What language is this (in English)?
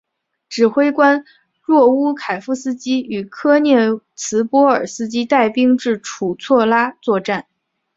Chinese